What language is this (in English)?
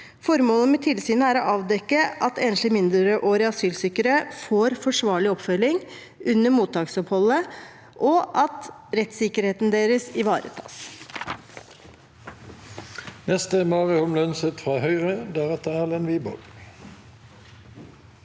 Norwegian